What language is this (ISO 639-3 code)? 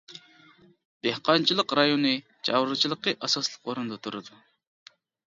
uig